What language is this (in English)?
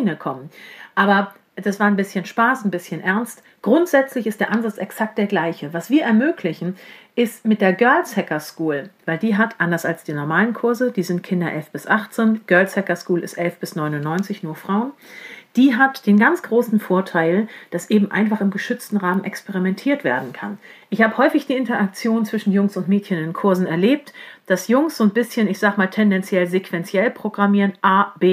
German